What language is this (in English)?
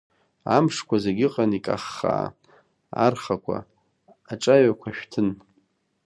Abkhazian